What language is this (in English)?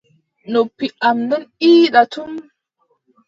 Adamawa Fulfulde